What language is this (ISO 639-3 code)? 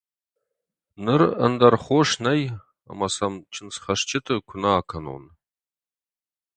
oss